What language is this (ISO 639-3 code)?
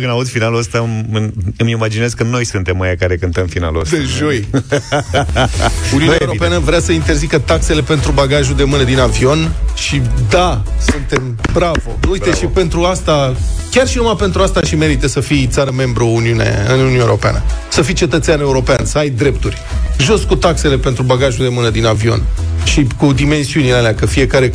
ron